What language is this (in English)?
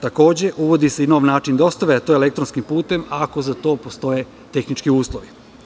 Serbian